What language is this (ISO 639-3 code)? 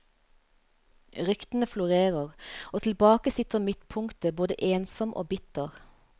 nor